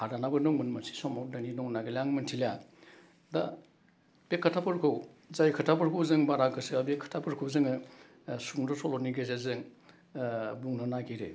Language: Bodo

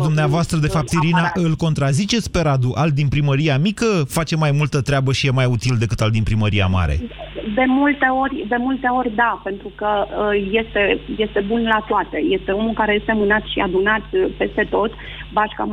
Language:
Romanian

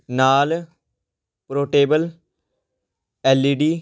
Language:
Punjabi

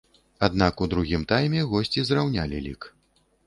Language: Belarusian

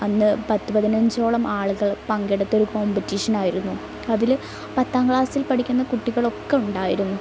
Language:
Malayalam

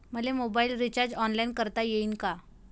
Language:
Marathi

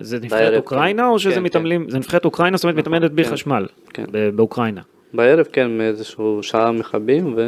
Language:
Hebrew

